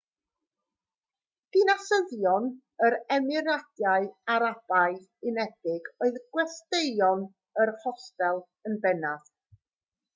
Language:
Welsh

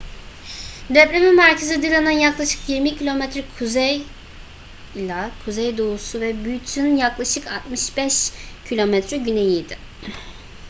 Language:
Turkish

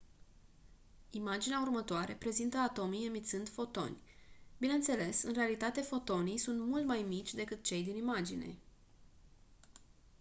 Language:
Romanian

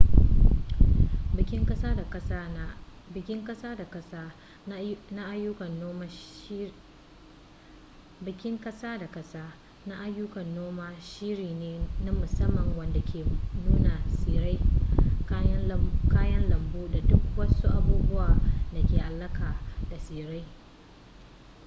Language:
Hausa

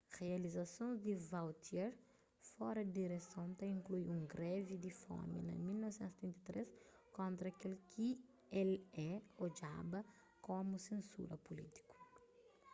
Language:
Kabuverdianu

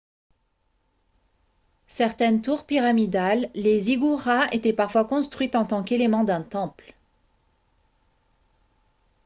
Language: French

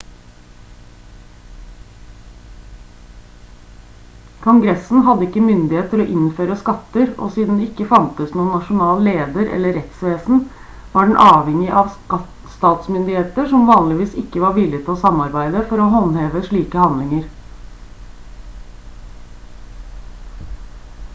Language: Norwegian Bokmål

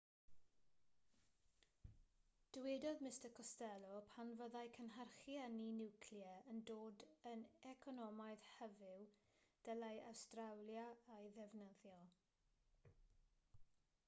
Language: Welsh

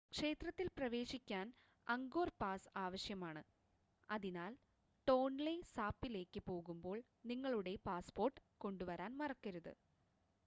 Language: Malayalam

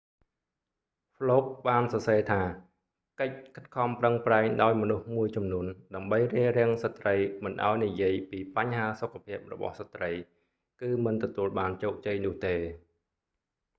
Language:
Khmer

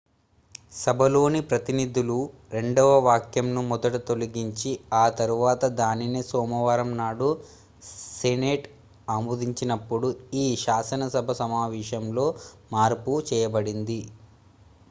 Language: Telugu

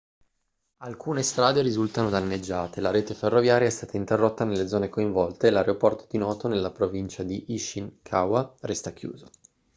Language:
Italian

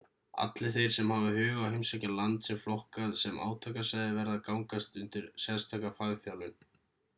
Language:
Icelandic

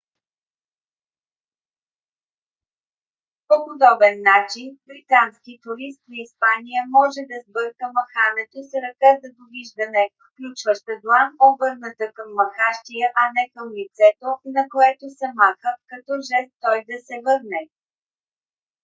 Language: Bulgarian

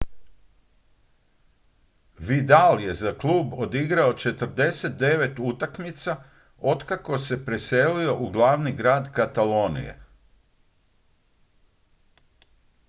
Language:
Croatian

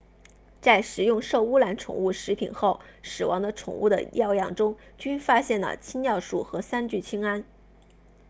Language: Chinese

